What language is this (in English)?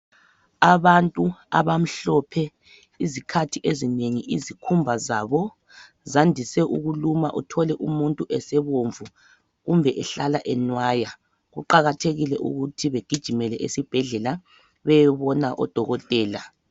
North Ndebele